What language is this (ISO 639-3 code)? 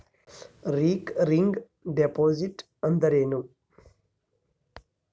kan